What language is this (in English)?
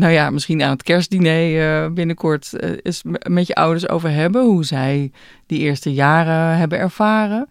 Dutch